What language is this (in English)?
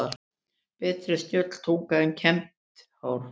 Icelandic